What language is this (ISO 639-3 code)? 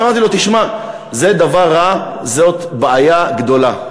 heb